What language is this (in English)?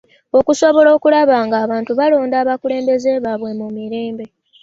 Ganda